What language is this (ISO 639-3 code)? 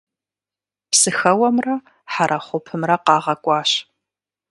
kbd